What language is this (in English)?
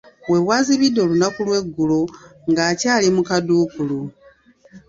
Ganda